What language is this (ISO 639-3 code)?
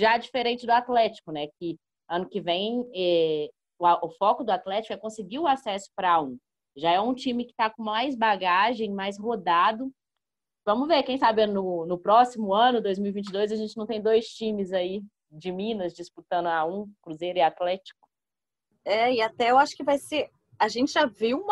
por